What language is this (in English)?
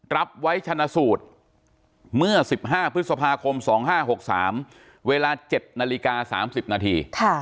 Thai